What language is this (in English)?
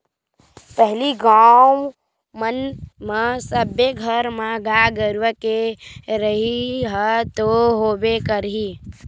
Chhattisgarhi